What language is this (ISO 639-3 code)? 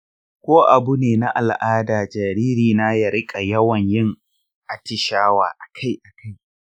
hau